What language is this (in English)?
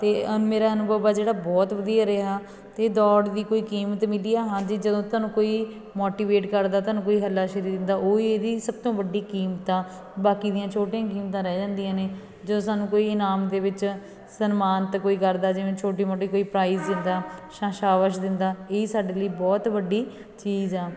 Punjabi